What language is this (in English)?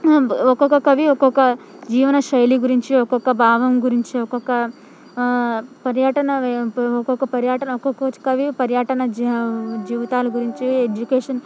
Telugu